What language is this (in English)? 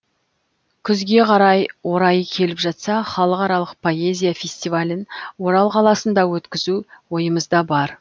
Kazakh